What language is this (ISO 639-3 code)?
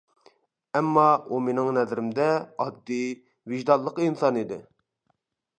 uig